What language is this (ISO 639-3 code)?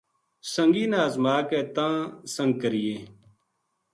gju